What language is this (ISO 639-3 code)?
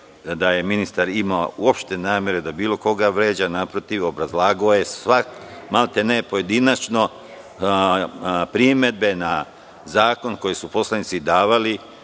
srp